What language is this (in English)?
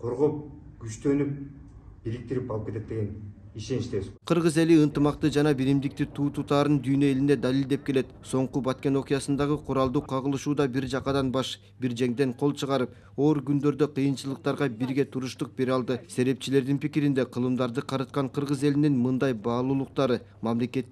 Turkish